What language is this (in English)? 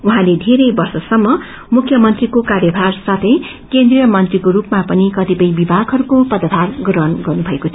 Nepali